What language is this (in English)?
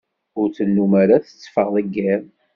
Kabyle